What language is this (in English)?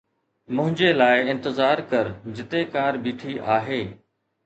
Sindhi